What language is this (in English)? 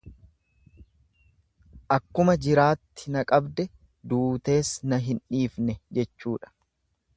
Oromo